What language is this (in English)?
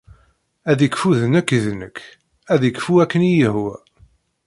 Kabyle